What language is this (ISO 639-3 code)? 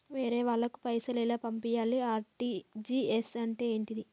tel